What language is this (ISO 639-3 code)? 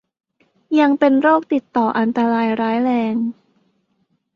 tha